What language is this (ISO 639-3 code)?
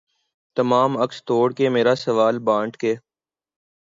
urd